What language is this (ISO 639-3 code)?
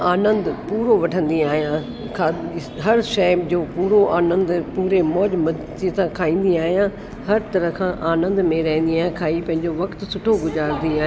snd